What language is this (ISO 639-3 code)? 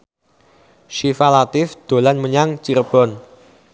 jav